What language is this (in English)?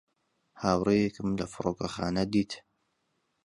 Central Kurdish